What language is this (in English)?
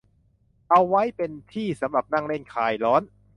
Thai